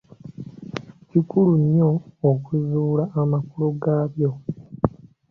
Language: Ganda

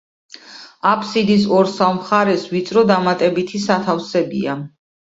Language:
Georgian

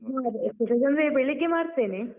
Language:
Kannada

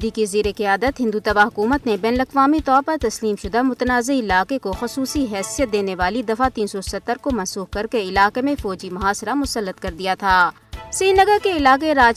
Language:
Urdu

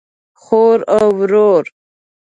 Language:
Pashto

